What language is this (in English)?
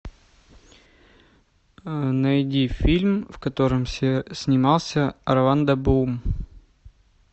Russian